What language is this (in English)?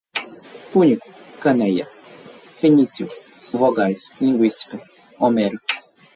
Portuguese